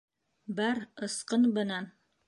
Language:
Bashkir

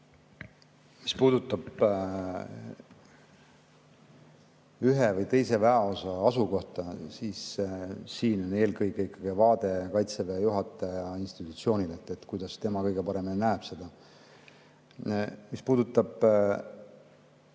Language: Estonian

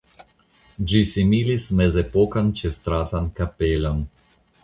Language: Esperanto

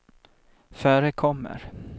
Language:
Swedish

